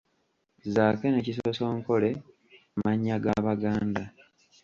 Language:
Ganda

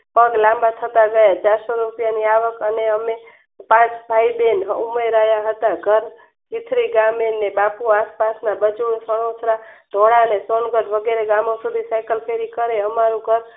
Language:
Gujarati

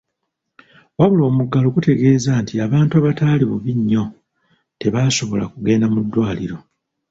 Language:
Ganda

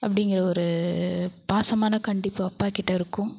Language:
Tamil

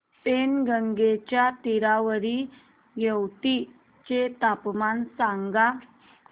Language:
Marathi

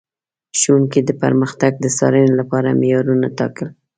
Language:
Pashto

